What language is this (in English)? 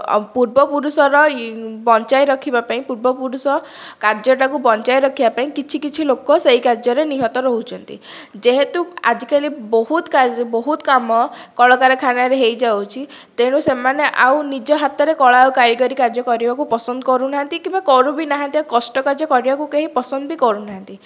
Odia